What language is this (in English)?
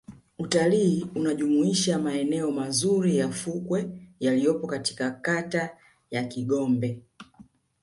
Swahili